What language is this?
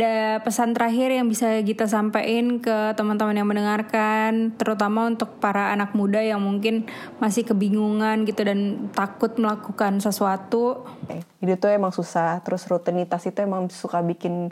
Indonesian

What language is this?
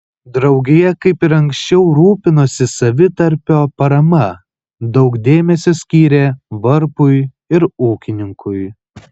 Lithuanian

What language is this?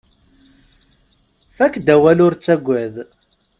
Kabyle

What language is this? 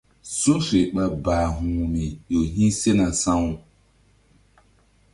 Mbum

